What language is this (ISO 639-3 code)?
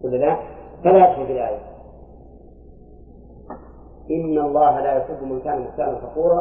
ara